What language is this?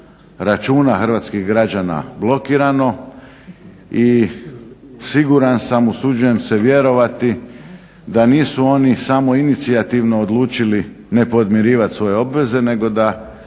Croatian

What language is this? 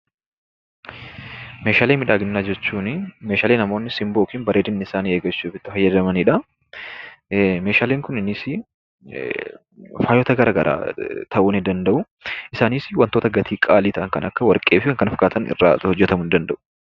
Oromo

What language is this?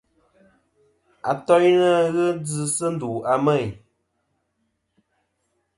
Kom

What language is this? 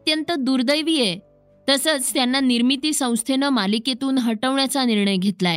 Marathi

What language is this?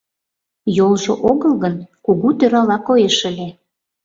Mari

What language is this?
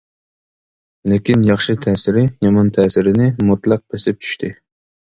Uyghur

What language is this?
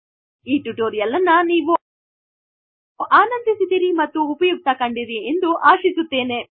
Kannada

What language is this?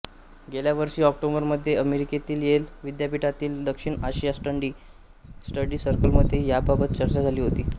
Marathi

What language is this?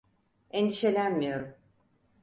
Turkish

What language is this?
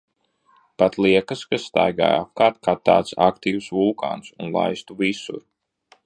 Latvian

